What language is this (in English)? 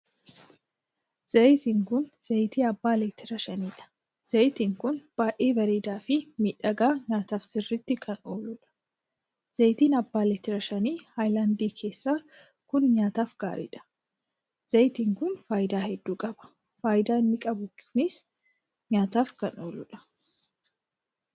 Oromo